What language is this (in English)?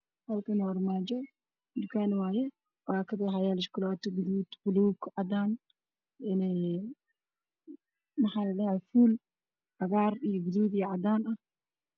Somali